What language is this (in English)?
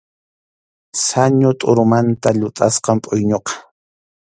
Arequipa-La Unión Quechua